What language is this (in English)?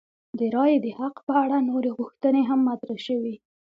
Pashto